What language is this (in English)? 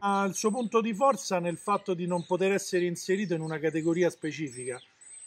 Italian